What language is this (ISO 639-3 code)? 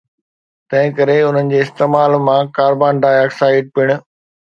snd